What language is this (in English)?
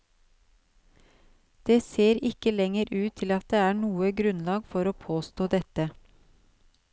Norwegian